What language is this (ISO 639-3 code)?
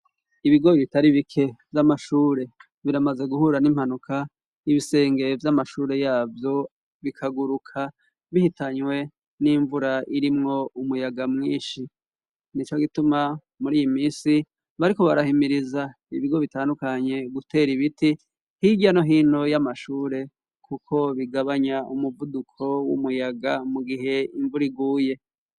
run